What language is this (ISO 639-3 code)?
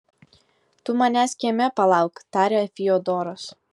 lit